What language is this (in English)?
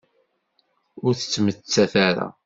Kabyle